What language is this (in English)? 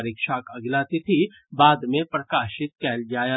Maithili